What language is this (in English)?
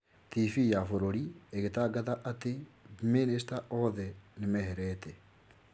Kikuyu